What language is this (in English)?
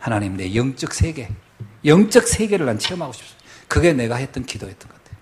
Korean